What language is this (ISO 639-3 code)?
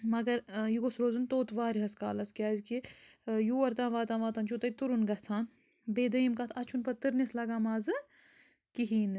kas